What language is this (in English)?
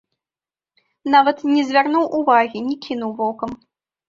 Belarusian